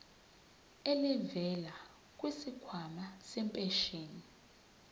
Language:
Zulu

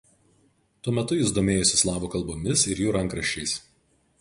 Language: Lithuanian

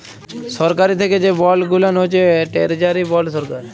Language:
Bangla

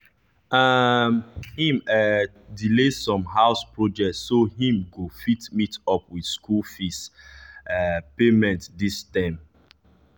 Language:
Nigerian Pidgin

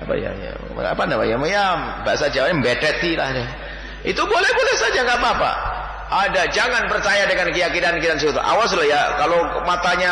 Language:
Indonesian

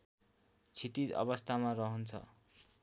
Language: Nepali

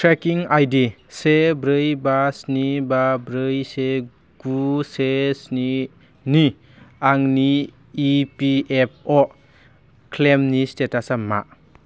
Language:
Bodo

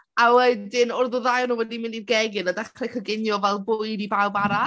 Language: Welsh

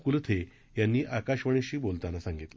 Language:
Marathi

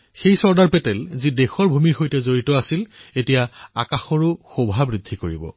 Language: Assamese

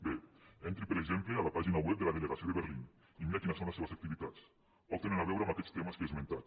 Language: Catalan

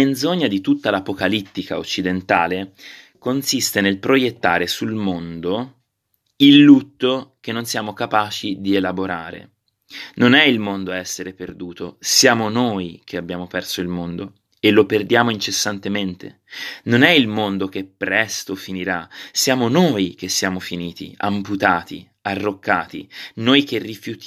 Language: Italian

